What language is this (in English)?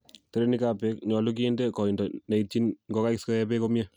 Kalenjin